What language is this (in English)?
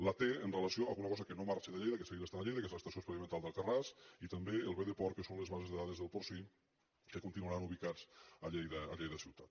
Catalan